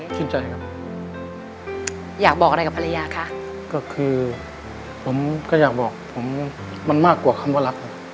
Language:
Thai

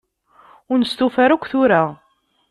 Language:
Kabyle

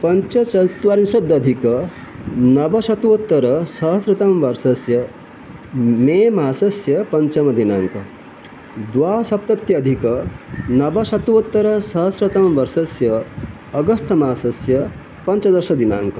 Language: Sanskrit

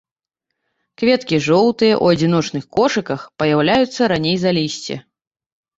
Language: Belarusian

